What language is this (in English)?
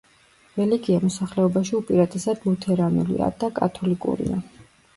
Georgian